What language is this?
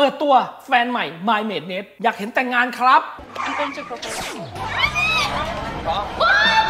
Thai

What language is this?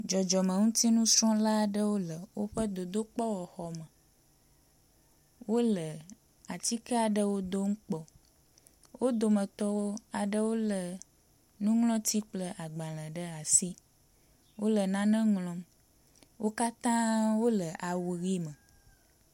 Ewe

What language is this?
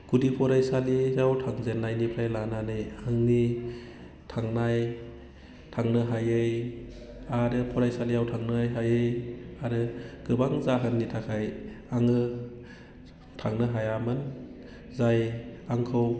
Bodo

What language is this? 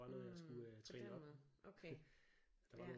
Danish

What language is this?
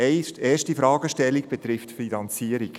Swiss German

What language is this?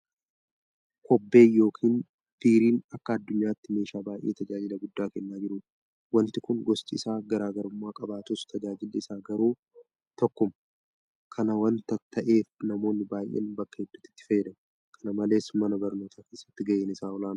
Oromo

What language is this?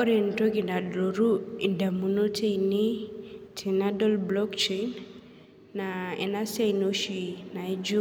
Masai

